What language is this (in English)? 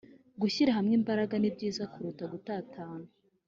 Kinyarwanda